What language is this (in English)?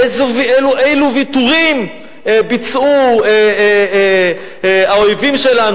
Hebrew